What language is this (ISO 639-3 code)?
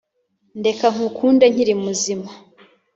kin